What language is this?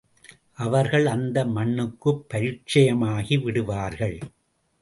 Tamil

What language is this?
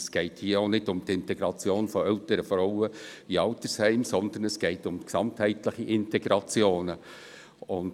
Swiss German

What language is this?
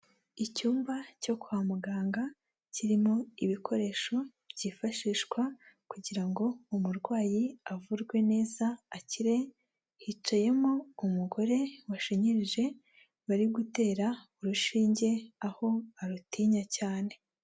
Kinyarwanda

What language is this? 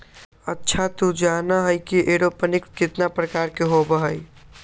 Magahi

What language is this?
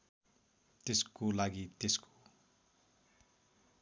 Nepali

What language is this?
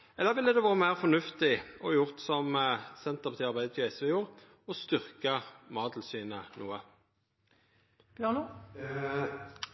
Norwegian Nynorsk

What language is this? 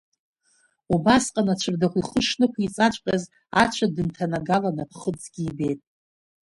Abkhazian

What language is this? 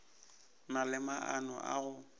Northern Sotho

